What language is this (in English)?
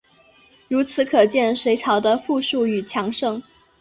Chinese